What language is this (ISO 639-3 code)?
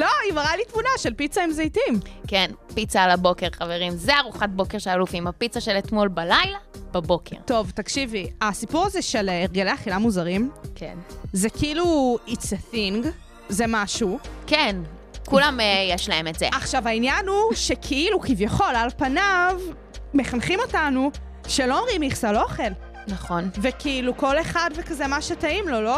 heb